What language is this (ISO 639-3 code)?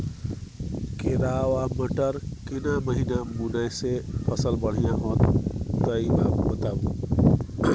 mai